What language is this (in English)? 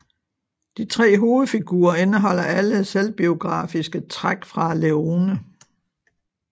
Danish